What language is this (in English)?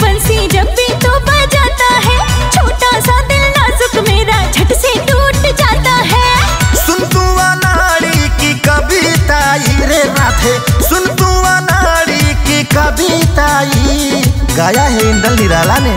Hindi